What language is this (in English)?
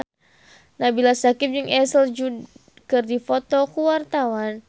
Sundanese